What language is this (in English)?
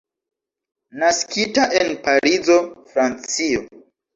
Esperanto